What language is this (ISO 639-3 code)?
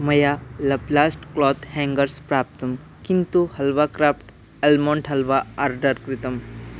san